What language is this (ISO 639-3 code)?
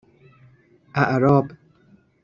fas